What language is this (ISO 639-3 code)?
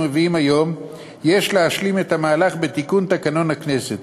heb